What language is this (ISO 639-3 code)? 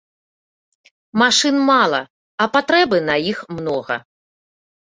bel